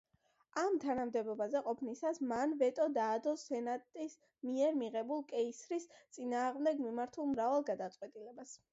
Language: Georgian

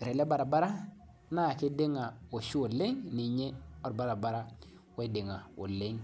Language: Masai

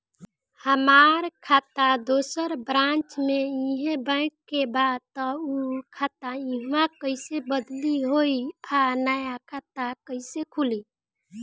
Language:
Bhojpuri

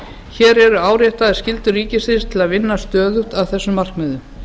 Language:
Icelandic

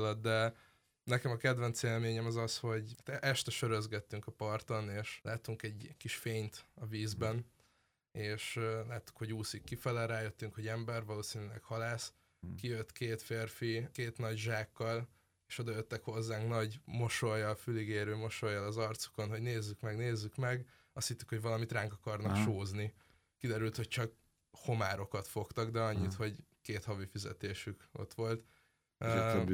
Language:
Hungarian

